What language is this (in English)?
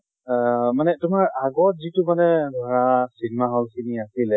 Assamese